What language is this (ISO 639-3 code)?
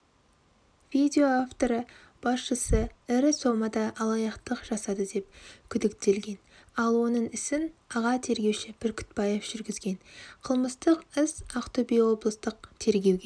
kaz